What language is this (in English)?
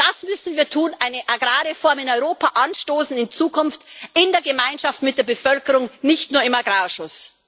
German